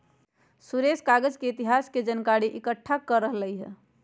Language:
Magahi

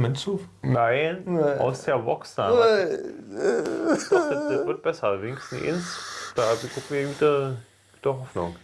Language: German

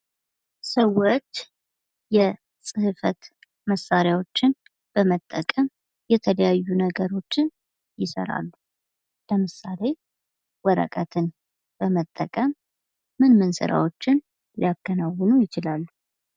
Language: Amharic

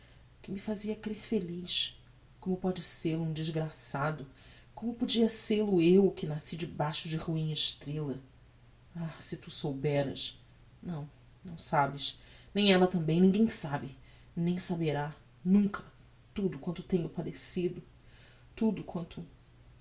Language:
Portuguese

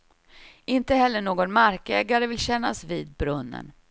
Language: Swedish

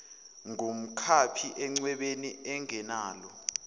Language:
Zulu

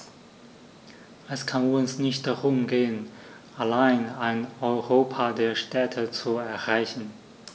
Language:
German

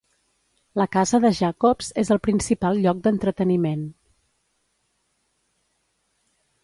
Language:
Catalan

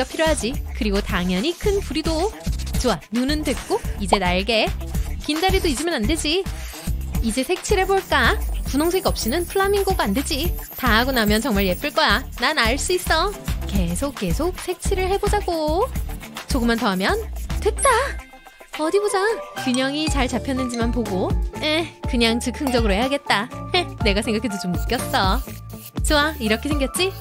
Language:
Korean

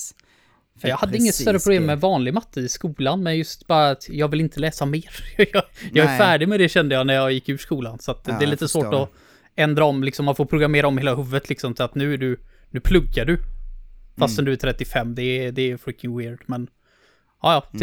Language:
Swedish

